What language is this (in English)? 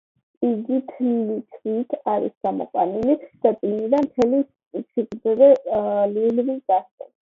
Georgian